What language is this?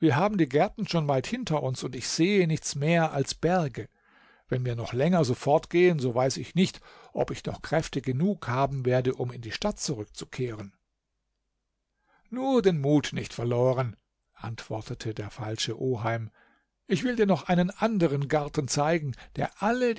German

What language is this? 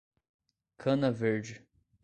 Portuguese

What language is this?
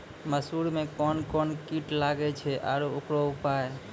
Maithili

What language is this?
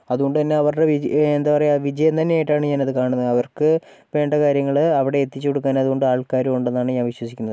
Malayalam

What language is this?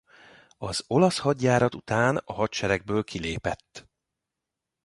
Hungarian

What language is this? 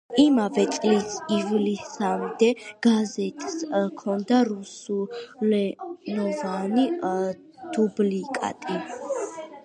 Georgian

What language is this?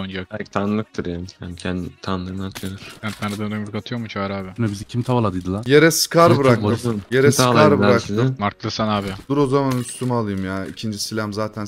Turkish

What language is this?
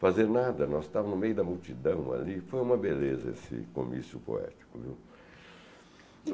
Portuguese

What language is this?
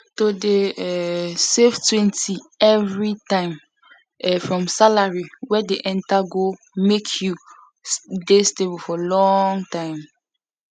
Nigerian Pidgin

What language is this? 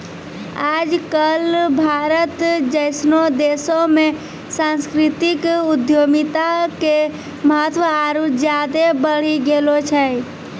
Maithili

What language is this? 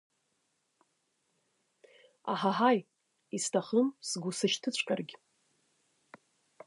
Abkhazian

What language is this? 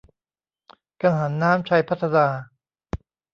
Thai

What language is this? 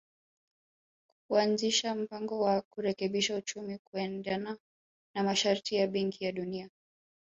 Swahili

